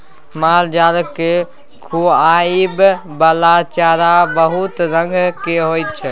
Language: Maithili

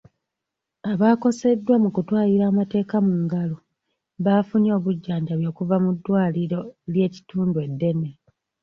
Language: Ganda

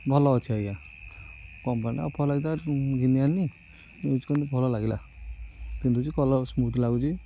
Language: Odia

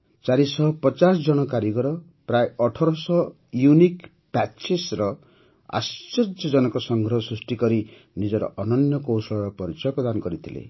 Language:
Odia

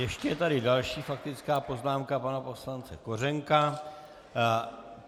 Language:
Czech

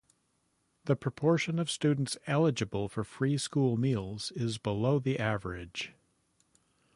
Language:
English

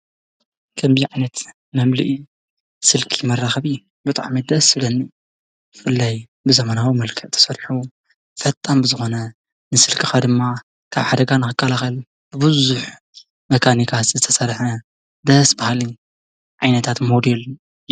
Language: Tigrinya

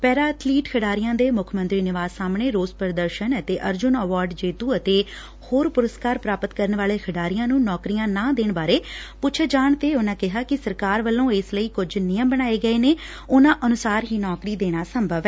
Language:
Punjabi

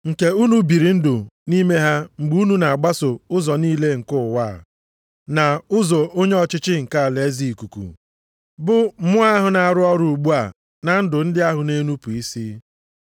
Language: Igbo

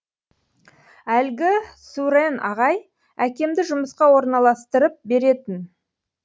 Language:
Kazakh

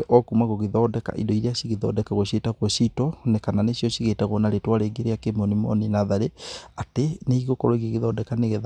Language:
Kikuyu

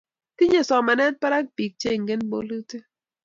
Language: Kalenjin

